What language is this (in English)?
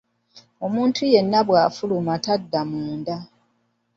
Ganda